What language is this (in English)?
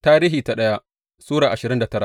Hausa